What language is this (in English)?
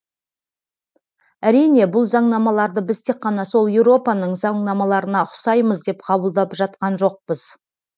Kazakh